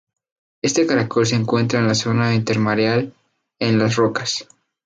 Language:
Spanish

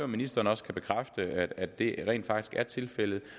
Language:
Danish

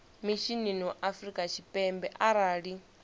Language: Venda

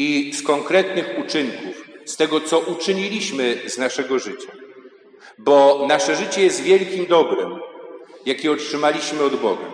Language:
Polish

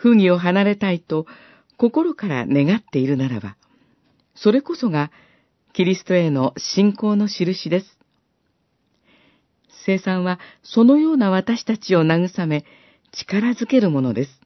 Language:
Japanese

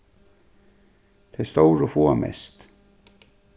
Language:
Faroese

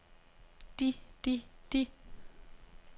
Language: Danish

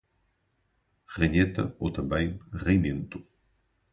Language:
Portuguese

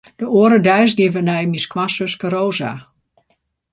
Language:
Western Frisian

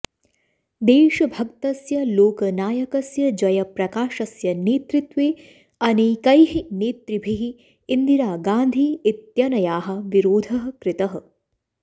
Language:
Sanskrit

